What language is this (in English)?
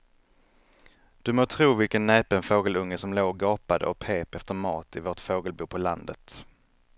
Swedish